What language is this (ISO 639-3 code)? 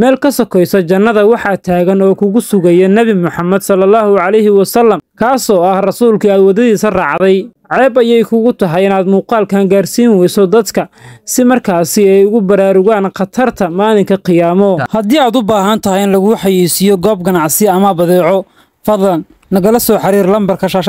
ara